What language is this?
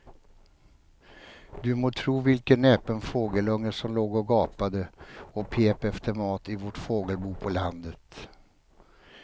Swedish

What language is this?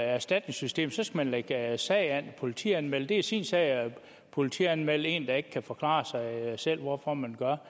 Danish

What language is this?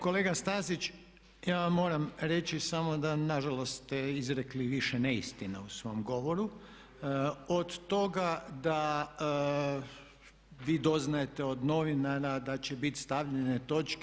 Croatian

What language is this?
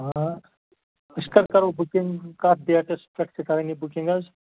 Kashmiri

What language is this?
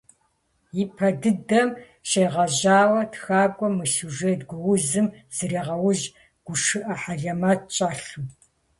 Kabardian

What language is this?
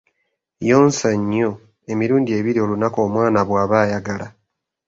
Ganda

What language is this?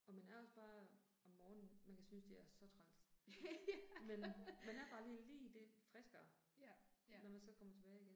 Danish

